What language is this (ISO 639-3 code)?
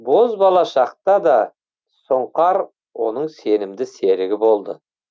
kaz